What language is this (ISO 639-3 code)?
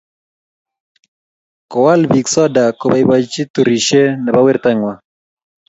kln